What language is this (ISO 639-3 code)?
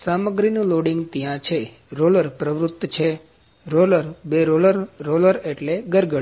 guj